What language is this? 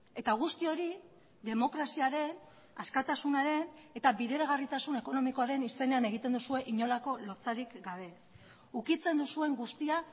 Basque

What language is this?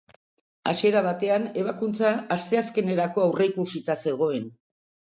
Basque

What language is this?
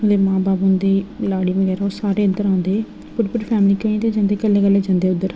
Dogri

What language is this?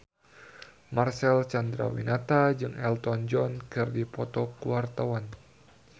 Sundanese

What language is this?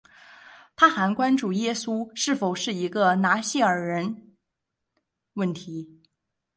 Chinese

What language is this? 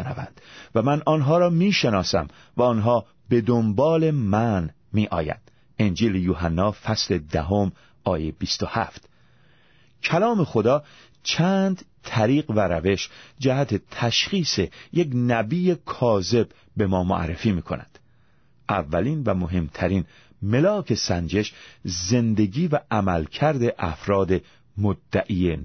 Persian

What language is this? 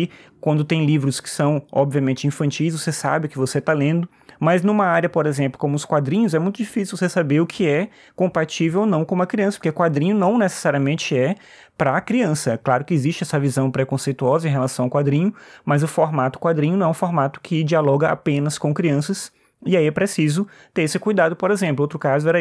Portuguese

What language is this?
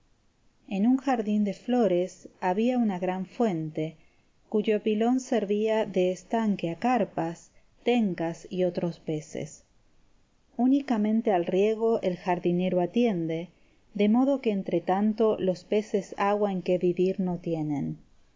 Spanish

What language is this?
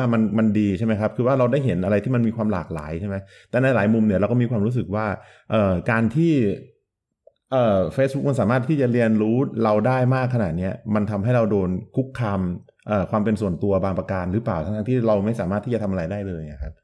Thai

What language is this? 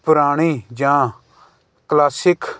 Punjabi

